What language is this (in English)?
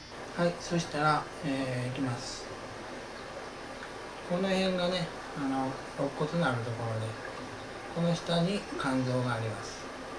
Japanese